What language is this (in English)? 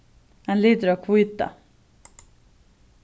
Faroese